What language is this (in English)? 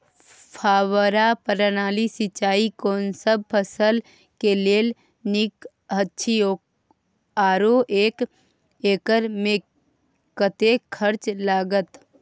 Maithili